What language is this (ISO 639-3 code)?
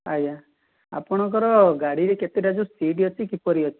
ori